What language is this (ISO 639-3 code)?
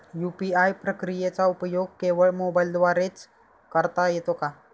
mar